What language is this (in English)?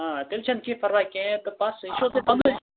Kashmiri